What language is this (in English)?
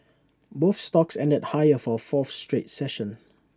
English